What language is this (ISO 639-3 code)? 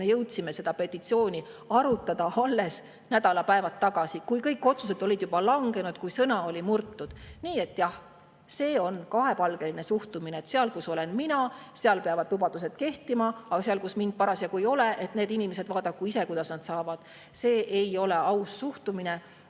est